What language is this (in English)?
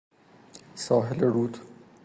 Persian